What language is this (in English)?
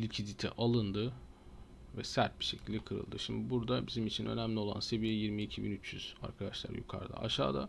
Turkish